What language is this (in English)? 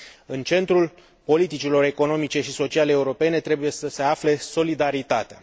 Romanian